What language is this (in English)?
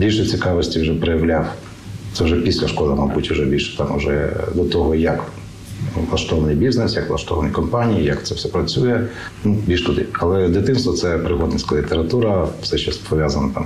Ukrainian